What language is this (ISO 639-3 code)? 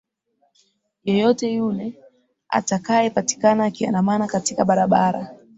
swa